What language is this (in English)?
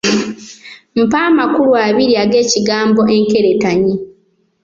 Ganda